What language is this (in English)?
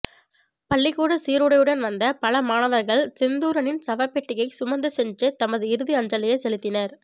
Tamil